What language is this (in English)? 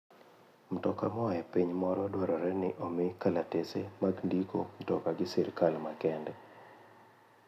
Luo (Kenya and Tanzania)